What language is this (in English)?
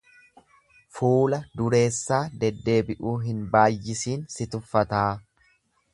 Oromo